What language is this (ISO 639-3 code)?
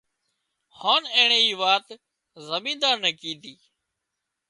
kxp